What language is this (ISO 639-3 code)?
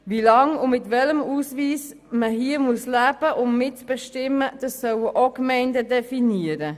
gsw